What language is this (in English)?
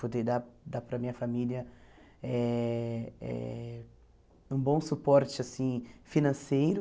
Portuguese